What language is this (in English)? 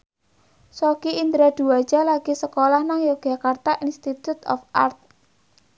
Javanese